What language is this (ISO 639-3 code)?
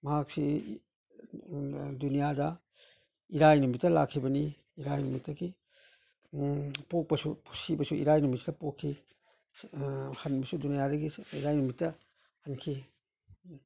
mni